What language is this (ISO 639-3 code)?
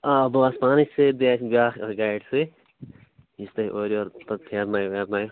kas